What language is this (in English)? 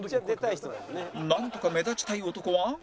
Japanese